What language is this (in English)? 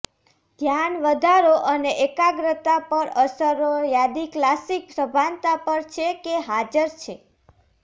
Gujarati